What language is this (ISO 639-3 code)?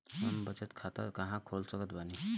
bho